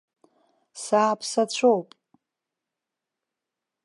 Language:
Abkhazian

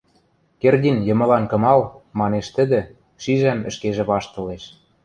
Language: Western Mari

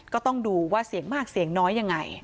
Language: Thai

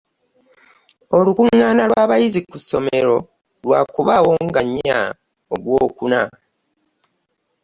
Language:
Ganda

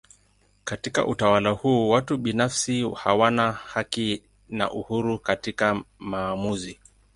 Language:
Swahili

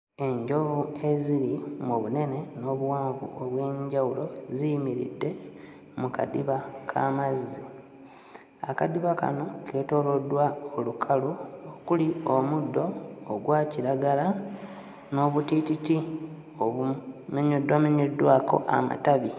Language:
Ganda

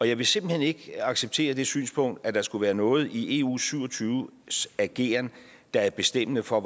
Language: Danish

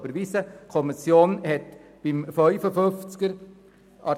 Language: Swiss German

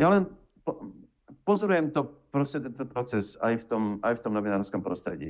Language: Slovak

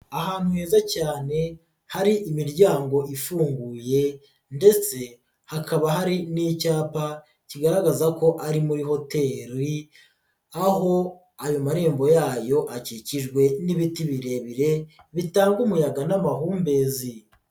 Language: Kinyarwanda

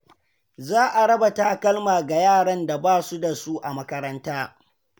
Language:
Hausa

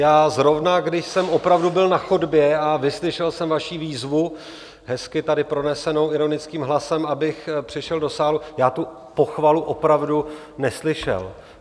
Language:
Czech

